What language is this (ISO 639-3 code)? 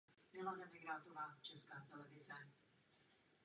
ces